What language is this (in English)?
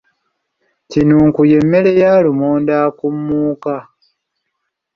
Ganda